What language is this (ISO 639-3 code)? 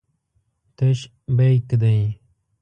pus